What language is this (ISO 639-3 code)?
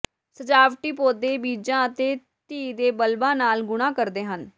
pan